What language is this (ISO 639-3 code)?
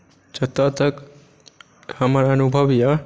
mai